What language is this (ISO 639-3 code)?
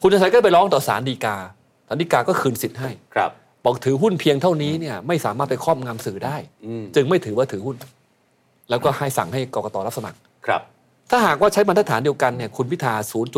tha